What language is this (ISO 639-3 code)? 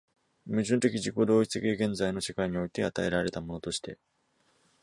jpn